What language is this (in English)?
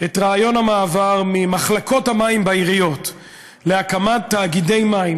Hebrew